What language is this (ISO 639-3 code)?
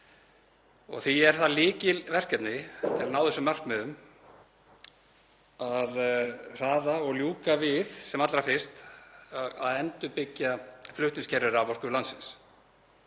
isl